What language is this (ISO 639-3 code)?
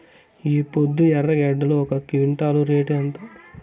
tel